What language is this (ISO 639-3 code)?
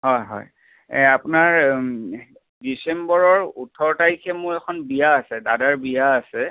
asm